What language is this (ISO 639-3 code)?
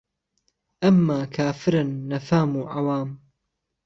ckb